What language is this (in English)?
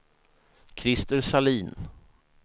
Swedish